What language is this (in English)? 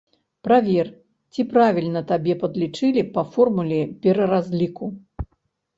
Belarusian